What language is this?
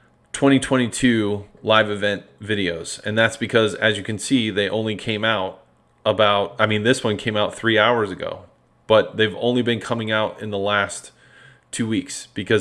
English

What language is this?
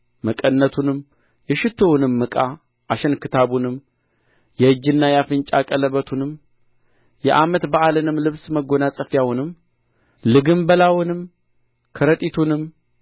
Amharic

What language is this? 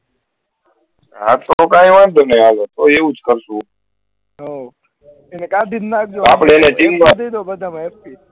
Gujarati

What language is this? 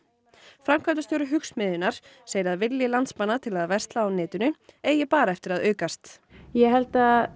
Icelandic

